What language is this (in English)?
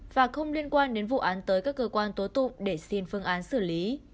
Vietnamese